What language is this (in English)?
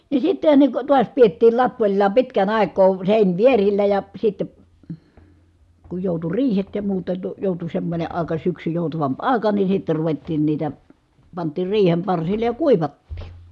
Finnish